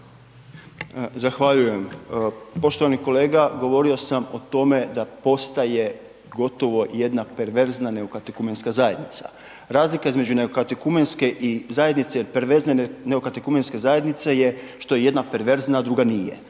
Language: Croatian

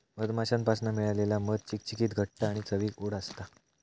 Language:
Marathi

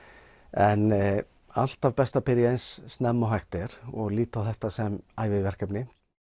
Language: Icelandic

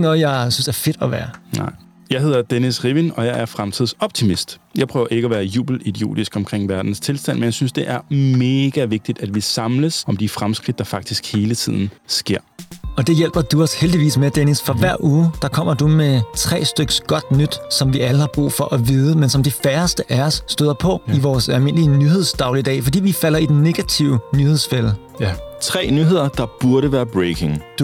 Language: Danish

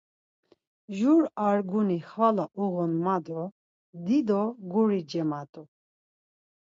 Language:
Laz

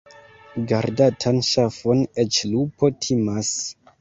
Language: Esperanto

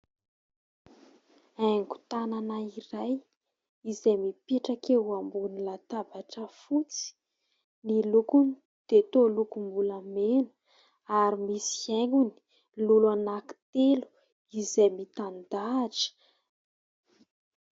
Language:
Malagasy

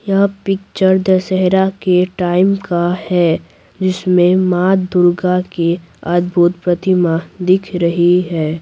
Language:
Hindi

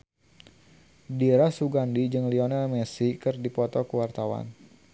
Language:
Sundanese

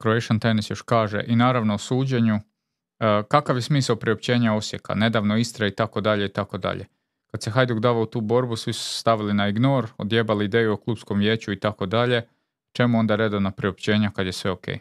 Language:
Croatian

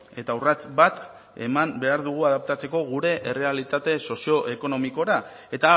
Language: Basque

